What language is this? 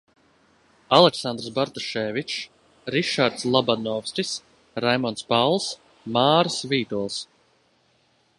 Latvian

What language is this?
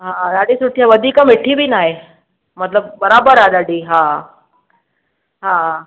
Sindhi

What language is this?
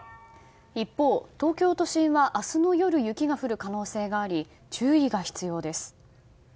Japanese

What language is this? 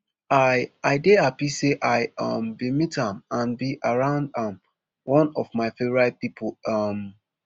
Nigerian Pidgin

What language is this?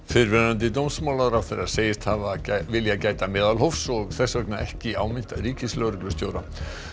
Icelandic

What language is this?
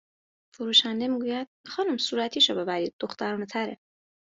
Persian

